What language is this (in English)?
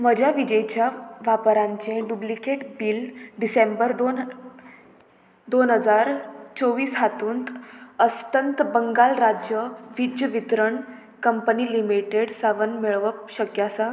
Konkani